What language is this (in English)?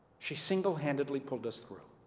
English